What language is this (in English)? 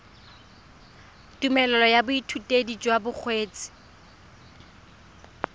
Tswana